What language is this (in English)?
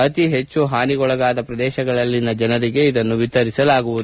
Kannada